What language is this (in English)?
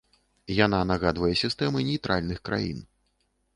Belarusian